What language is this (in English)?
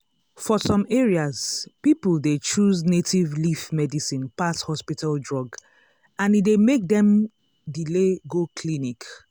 Nigerian Pidgin